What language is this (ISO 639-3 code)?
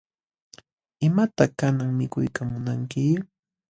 qxw